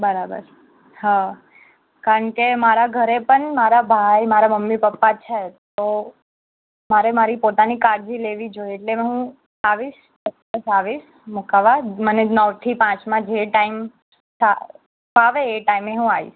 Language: Gujarati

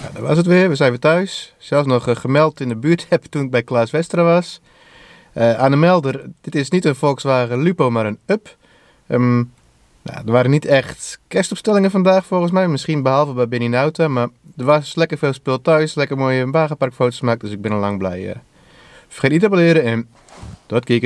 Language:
Dutch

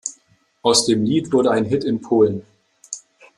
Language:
German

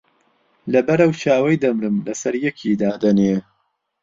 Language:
Central Kurdish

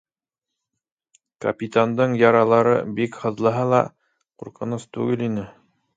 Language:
Bashkir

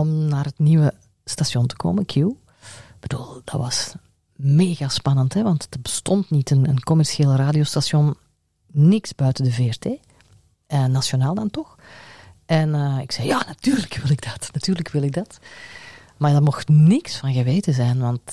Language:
Dutch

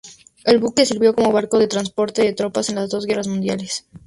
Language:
Spanish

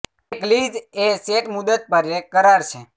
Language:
Gujarati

